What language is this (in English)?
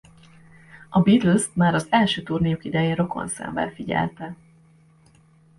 Hungarian